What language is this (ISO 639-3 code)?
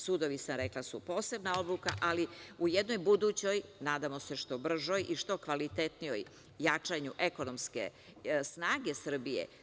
srp